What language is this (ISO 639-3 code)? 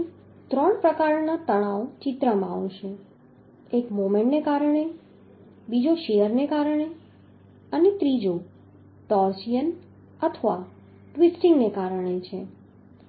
guj